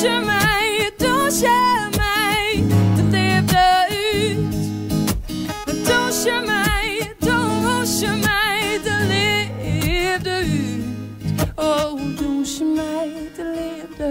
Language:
Dutch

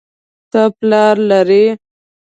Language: Pashto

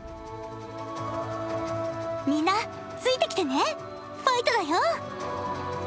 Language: Japanese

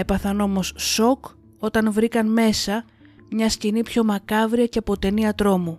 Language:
Greek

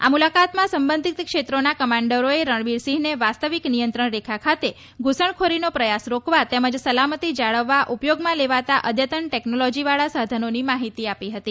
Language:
Gujarati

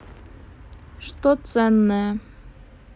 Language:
Russian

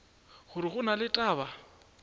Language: Northern Sotho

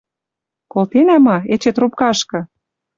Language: Western Mari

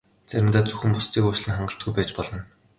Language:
Mongolian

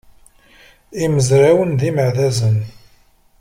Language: Kabyle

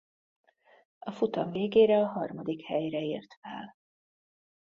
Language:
Hungarian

